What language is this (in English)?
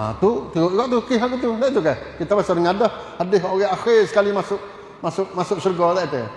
Malay